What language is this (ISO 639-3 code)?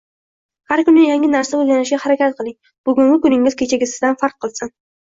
uzb